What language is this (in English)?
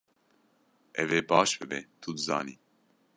Kurdish